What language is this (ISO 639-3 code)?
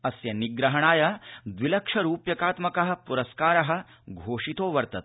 san